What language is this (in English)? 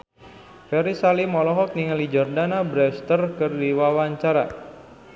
Sundanese